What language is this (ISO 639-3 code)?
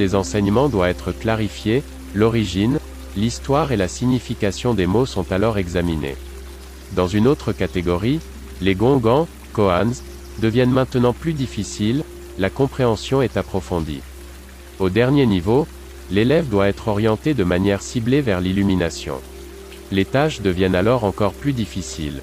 fra